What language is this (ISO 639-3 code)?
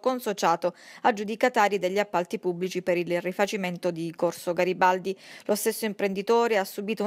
ita